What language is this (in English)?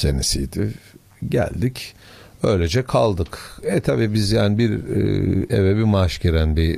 Turkish